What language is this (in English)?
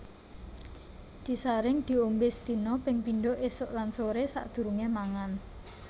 Javanese